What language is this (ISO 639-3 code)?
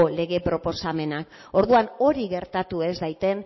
eus